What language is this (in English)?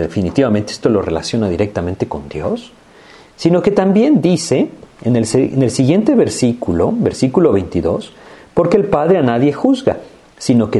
Spanish